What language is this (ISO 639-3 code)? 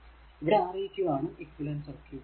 mal